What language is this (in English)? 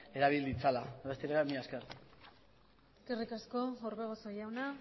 Basque